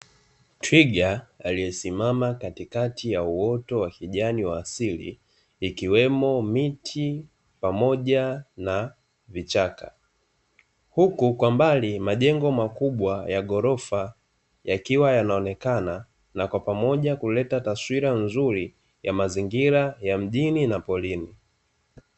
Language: Swahili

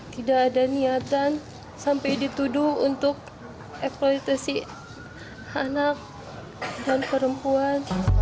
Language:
Indonesian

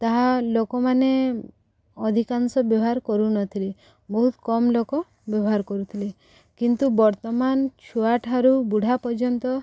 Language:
Odia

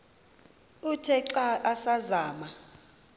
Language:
Xhosa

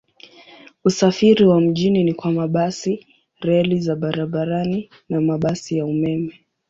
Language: Swahili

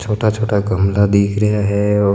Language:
Marwari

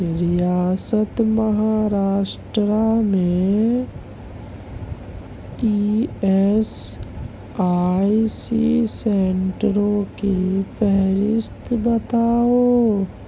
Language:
Urdu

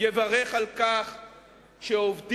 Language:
Hebrew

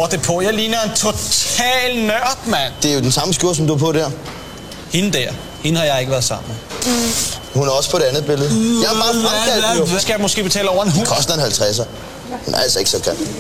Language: Danish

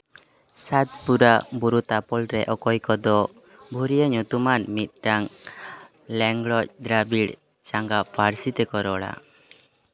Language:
Santali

